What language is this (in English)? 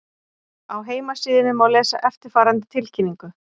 Icelandic